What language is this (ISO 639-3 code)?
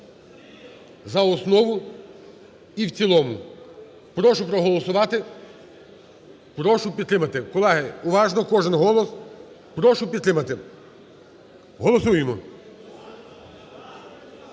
ukr